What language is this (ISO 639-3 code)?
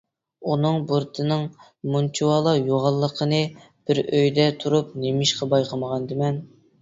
uig